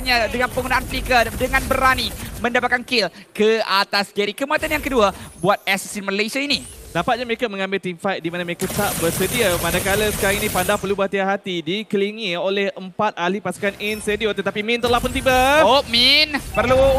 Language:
Malay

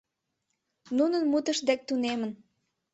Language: Mari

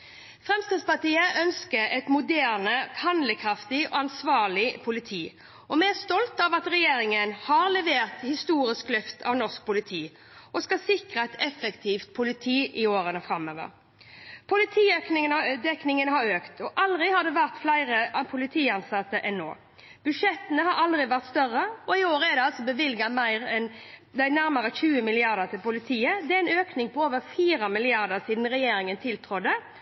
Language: Norwegian Bokmål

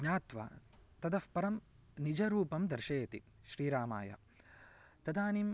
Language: Sanskrit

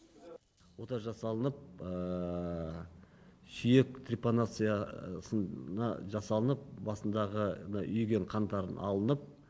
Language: Kazakh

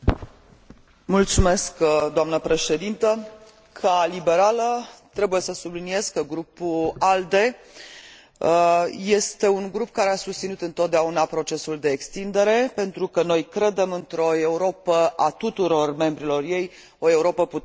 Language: Romanian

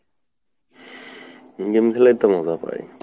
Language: Bangla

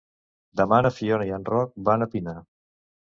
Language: Catalan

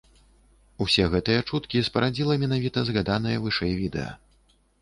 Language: Belarusian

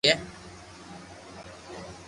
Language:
Loarki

